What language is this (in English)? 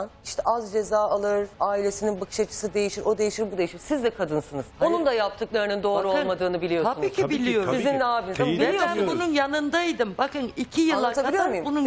Turkish